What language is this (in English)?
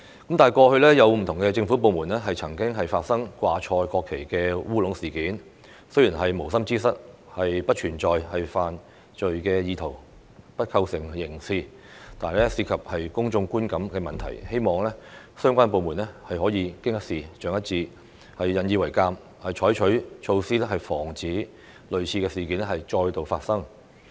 Cantonese